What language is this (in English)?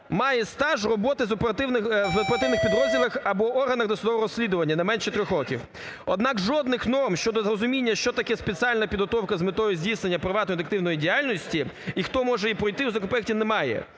Ukrainian